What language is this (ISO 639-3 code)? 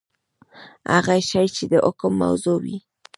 pus